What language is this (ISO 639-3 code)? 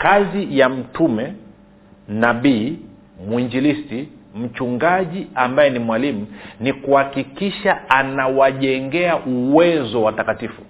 swa